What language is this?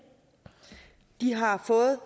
Danish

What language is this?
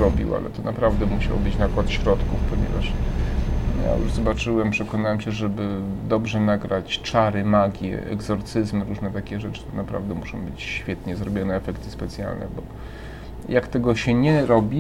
Polish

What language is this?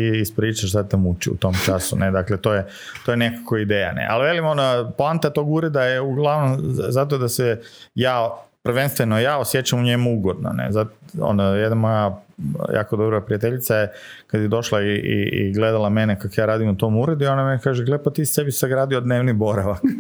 Croatian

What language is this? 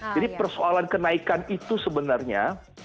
Indonesian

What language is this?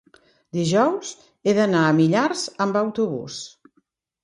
Catalan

